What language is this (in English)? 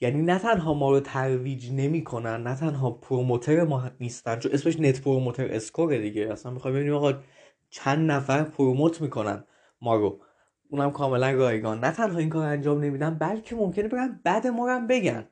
Persian